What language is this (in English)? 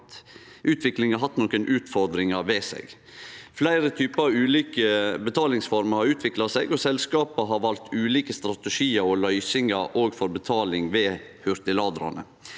Norwegian